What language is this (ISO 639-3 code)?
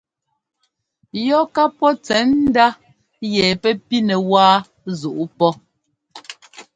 jgo